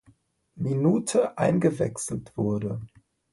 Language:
German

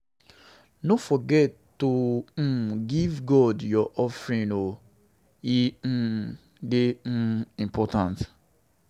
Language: Nigerian Pidgin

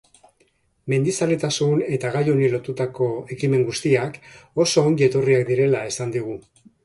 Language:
Basque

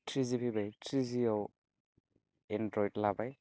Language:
Bodo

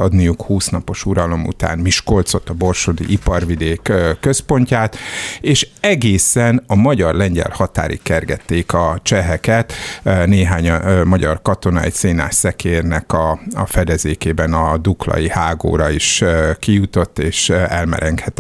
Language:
Hungarian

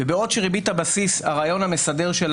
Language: Hebrew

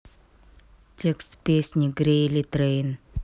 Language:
Russian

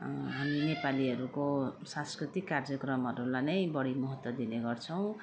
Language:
Nepali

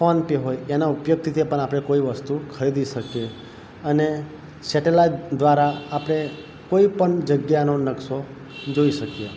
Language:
Gujarati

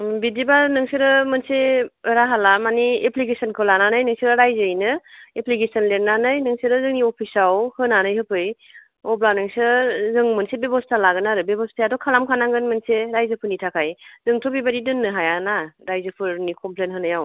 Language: Bodo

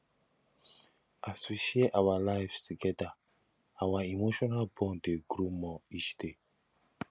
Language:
Nigerian Pidgin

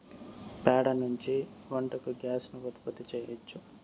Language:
Telugu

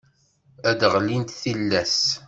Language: Kabyle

